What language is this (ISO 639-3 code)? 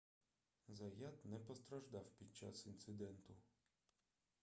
ukr